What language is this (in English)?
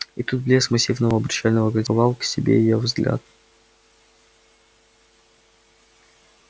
Russian